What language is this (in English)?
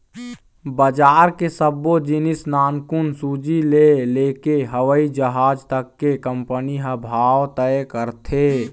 Chhattisgarhi